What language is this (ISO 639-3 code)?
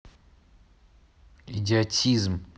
rus